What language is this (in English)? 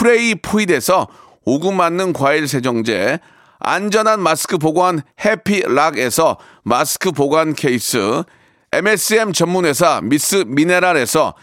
Korean